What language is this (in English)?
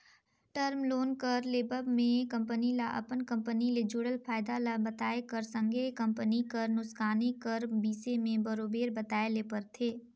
Chhattisgarhi